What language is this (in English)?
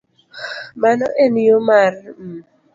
Luo (Kenya and Tanzania)